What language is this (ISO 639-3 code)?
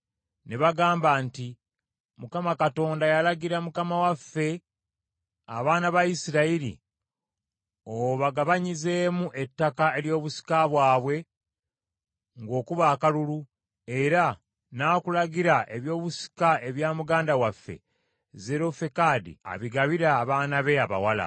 lug